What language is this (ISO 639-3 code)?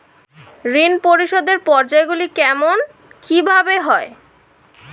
ben